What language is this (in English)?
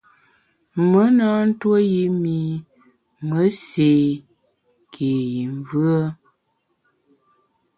Bamun